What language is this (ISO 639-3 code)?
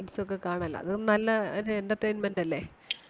mal